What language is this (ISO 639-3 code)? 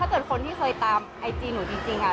tha